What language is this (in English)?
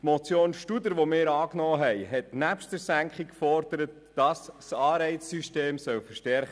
Swiss German